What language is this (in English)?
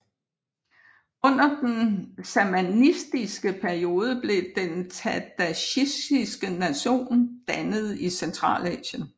Danish